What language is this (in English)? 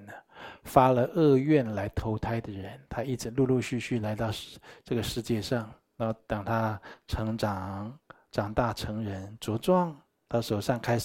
Chinese